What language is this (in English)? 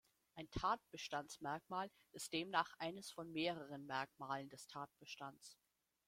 German